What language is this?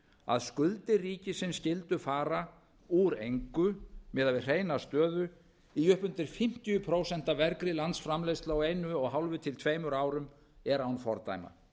Icelandic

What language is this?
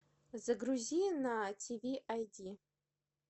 Russian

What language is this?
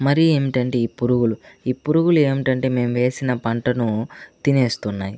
Telugu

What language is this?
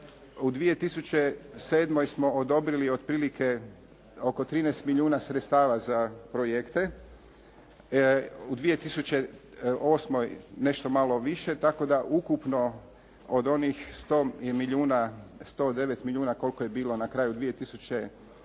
Croatian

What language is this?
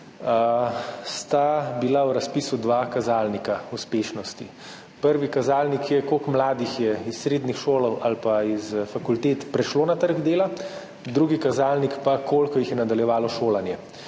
Slovenian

